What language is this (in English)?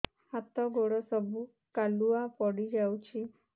Odia